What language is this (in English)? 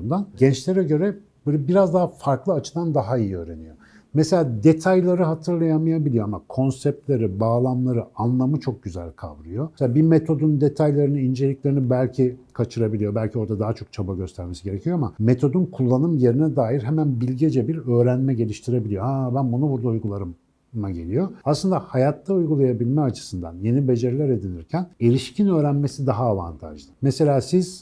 Turkish